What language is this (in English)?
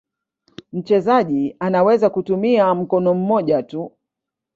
Swahili